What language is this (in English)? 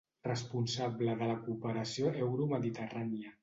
Catalan